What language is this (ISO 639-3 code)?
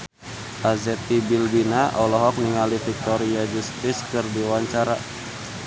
sun